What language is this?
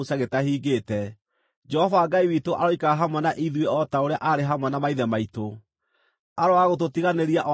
Kikuyu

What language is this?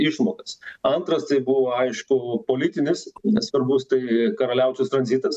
Lithuanian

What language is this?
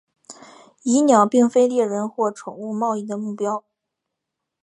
Chinese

